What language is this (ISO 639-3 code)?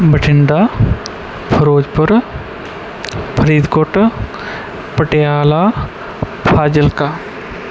pan